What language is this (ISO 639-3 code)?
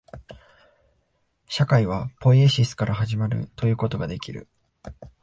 jpn